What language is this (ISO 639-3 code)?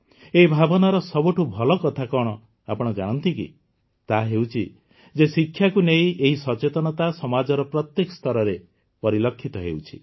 ori